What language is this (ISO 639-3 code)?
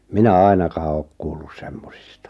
fin